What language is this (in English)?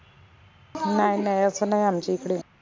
Marathi